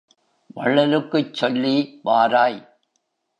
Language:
Tamil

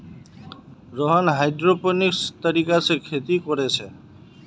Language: Magahi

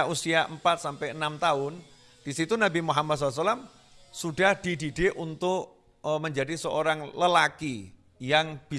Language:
Indonesian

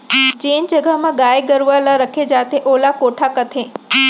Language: Chhattisgarhi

